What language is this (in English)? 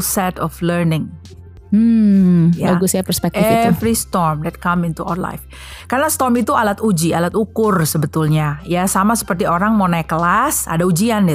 Indonesian